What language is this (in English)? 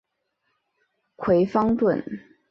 Chinese